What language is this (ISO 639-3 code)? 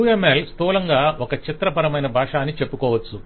tel